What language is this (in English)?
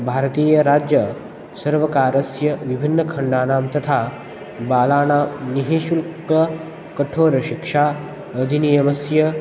Sanskrit